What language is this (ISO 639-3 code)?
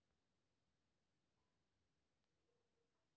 mai